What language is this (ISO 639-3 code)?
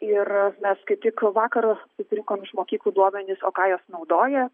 lit